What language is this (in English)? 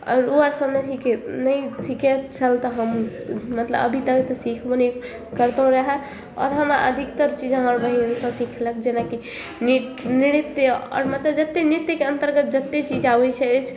Maithili